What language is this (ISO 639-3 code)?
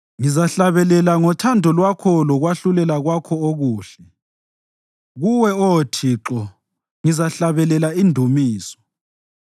nde